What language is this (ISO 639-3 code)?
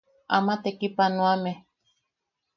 yaq